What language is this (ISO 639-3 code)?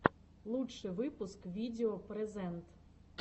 rus